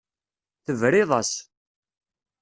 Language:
Kabyle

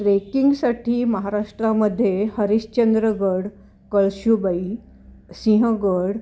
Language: Marathi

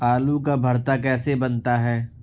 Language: Urdu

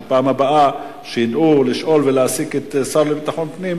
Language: Hebrew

